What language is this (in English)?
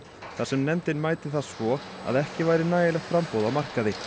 Icelandic